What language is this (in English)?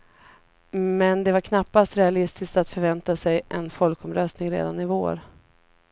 Swedish